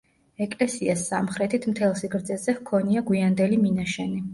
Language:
Georgian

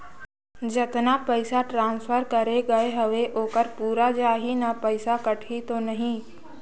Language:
Chhattisgarhi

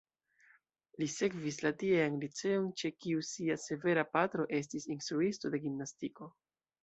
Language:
Esperanto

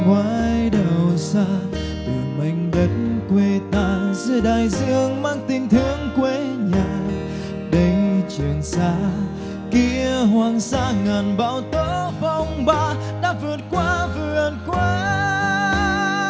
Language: Vietnamese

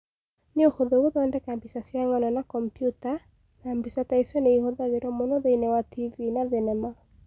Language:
Kikuyu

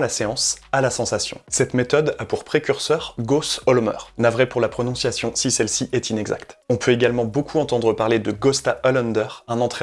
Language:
French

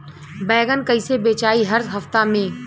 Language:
Bhojpuri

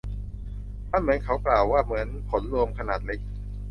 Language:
Thai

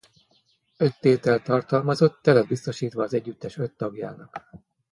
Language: Hungarian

